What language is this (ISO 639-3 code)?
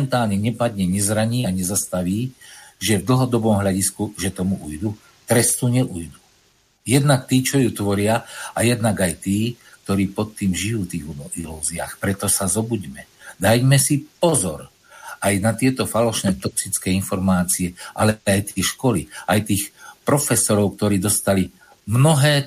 slk